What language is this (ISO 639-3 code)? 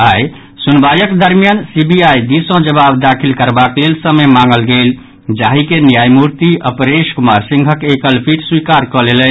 mai